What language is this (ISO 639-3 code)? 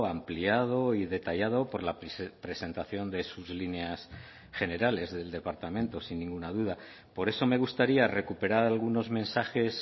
spa